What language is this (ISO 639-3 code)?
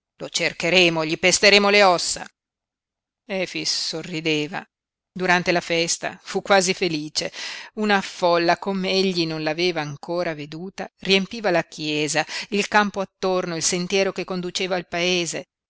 ita